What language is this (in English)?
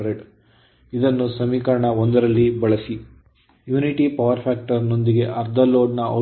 Kannada